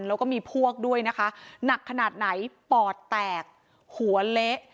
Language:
Thai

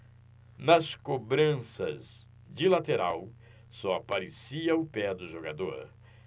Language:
Portuguese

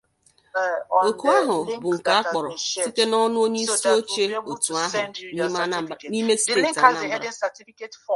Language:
Igbo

